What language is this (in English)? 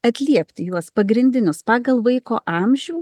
Lithuanian